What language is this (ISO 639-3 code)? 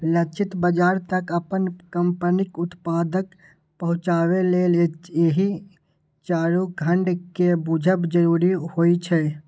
mai